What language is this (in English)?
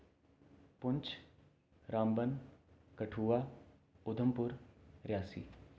Dogri